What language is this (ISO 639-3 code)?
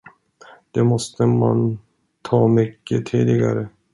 swe